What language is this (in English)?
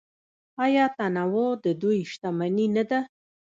Pashto